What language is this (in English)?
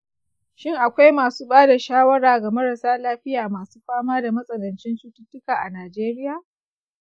Hausa